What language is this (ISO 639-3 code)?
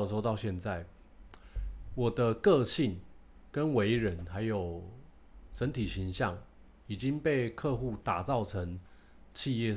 zho